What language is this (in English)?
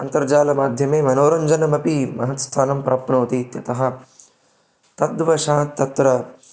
Sanskrit